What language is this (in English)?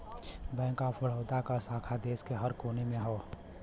Bhojpuri